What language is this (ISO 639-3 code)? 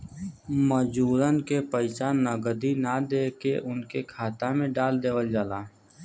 bho